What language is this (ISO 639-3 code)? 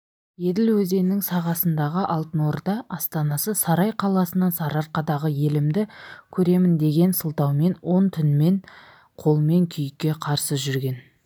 kaz